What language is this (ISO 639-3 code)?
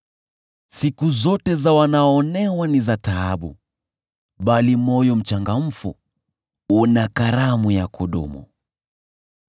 swa